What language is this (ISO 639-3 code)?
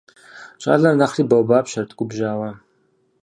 kbd